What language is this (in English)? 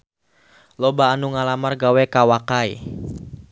Sundanese